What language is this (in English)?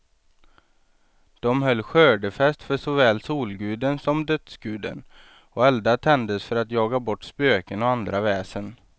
Swedish